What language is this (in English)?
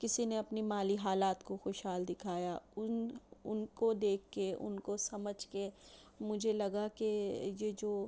Urdu